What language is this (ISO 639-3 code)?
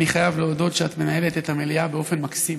heb